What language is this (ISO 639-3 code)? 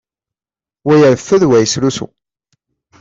kab